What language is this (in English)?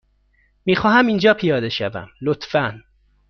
Persian